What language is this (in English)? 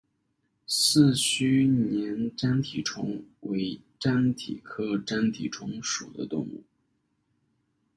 Chinese